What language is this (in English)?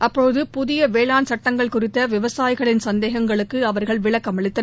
Tamil